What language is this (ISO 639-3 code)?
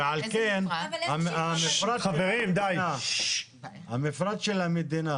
heb